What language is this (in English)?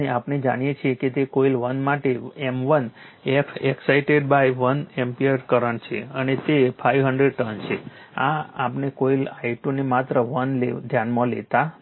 Gujarati